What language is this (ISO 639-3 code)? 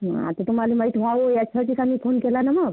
mar